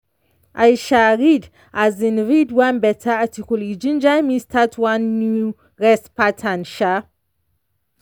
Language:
Nigerian Pidgin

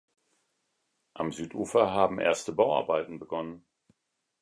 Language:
German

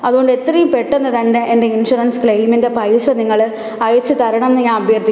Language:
Malayalam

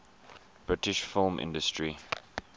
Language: English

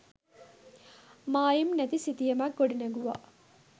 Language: Sinhala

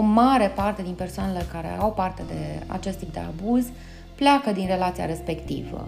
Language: Romanian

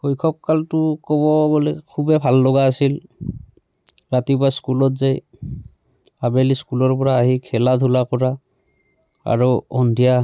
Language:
Assamese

